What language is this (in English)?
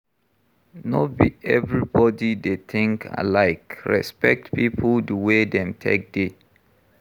Nigerian Pidgin